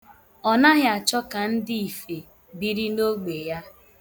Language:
Igbo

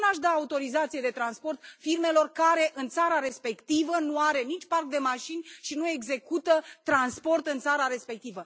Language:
Romanian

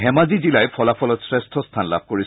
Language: Assamese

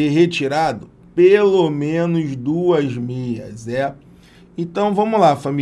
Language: Portuguese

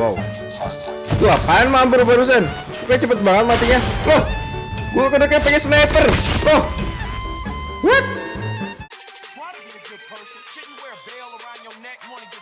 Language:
Indonesian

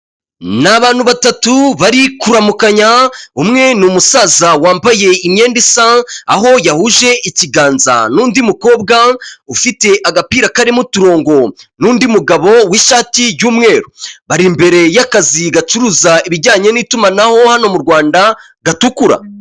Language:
Kinyarwanda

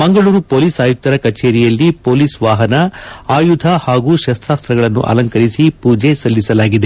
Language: Kannada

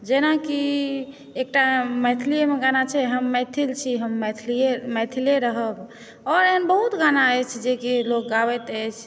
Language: Maithili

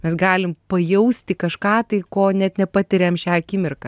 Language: Lithuanian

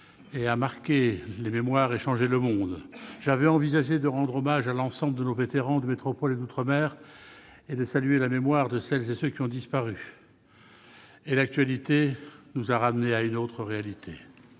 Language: French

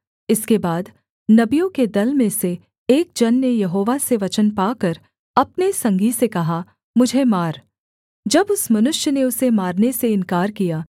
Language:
Hindi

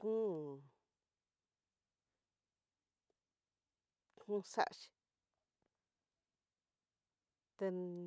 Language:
Tidaá Mixtec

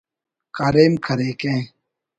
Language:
Brahui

